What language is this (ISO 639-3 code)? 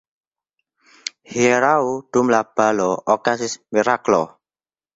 epo